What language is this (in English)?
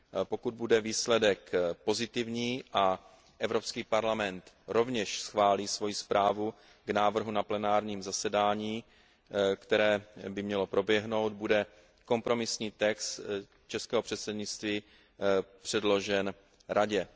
Czech